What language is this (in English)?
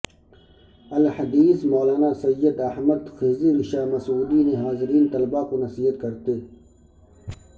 Urdu